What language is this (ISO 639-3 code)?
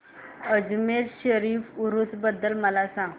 mar